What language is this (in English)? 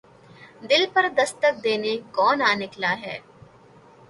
Urdu